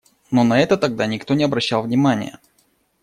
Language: Russian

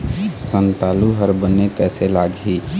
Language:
Chhattisgarhi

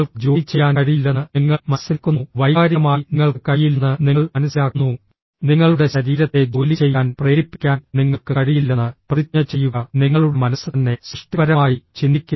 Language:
Malayalam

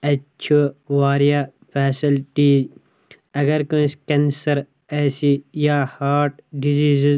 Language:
Kashmiri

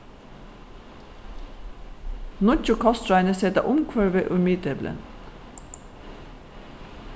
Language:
Faroese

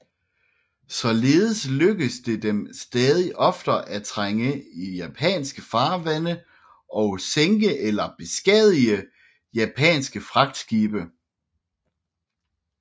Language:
Danish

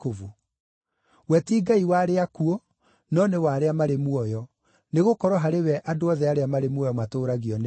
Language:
Kikuyu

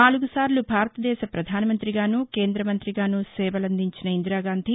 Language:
Telugu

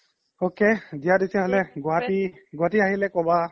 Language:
Assamese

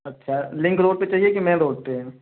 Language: Hindi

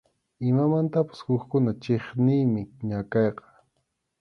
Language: Arequipa-La Unión Quechua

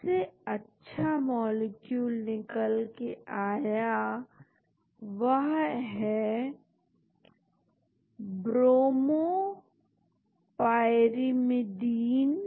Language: Hindi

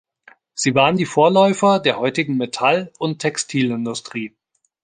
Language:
German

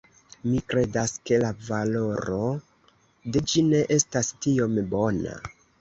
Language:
Esperanto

